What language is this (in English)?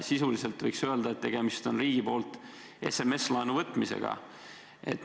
Estonian